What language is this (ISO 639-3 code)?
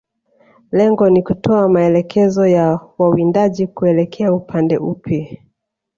swa